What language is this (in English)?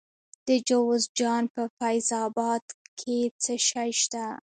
Pashto